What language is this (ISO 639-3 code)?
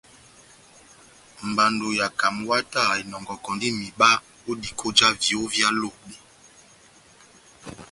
bnm